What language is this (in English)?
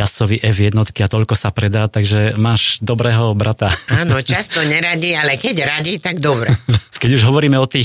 Slovak